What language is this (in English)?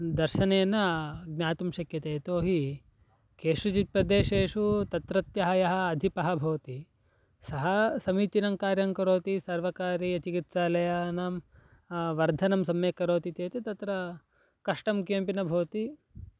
Sanskrit